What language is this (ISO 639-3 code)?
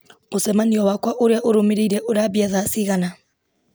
kik